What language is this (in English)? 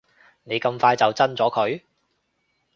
Cantonese